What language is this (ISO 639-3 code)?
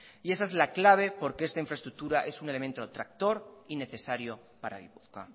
spa